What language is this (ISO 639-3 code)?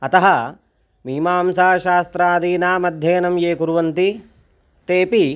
san